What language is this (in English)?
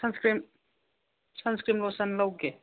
Manipuri